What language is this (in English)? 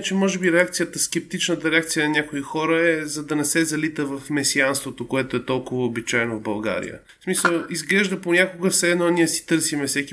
Bulgarian